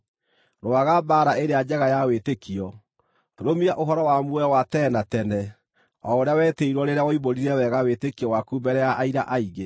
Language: Kikuyu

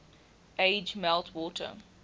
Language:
English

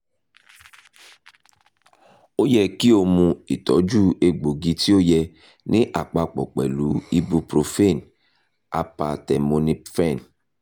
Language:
Yoruba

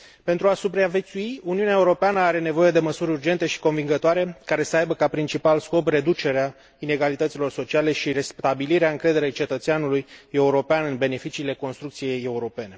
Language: Romanian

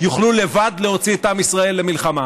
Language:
Hebrew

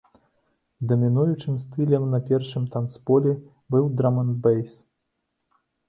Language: Belarusian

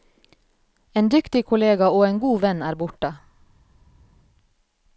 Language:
Norwegian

